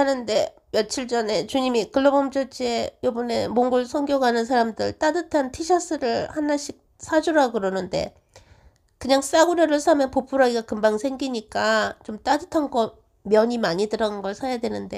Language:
Korean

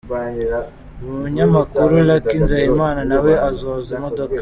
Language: Kinyarwanda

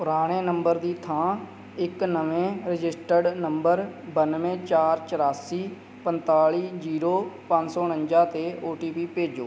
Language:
Punjabi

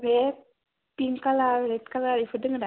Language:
Bodo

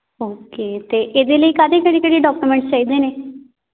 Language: Punjabi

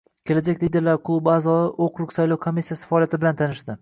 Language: Uzbek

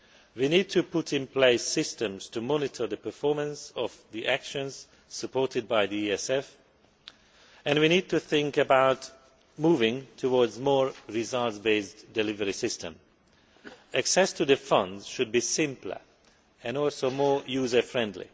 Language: English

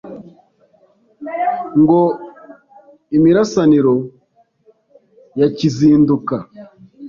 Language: Kinyarwanda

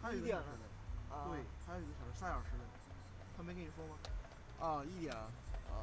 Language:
Chinese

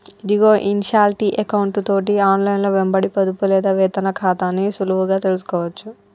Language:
Telugu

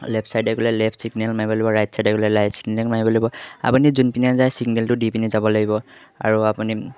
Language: Assamese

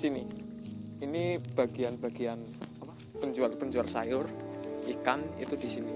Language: Indonesian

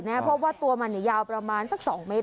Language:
Thai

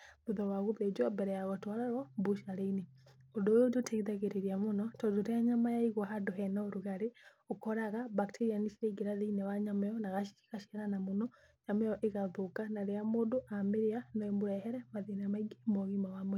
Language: Kikuyu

